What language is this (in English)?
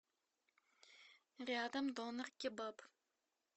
Russian